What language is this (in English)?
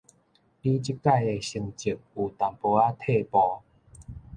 Min Nan Chinese